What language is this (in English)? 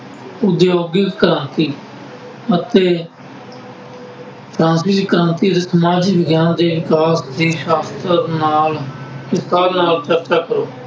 Punjabi